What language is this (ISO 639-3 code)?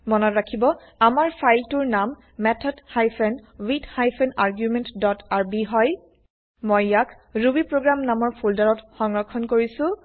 asm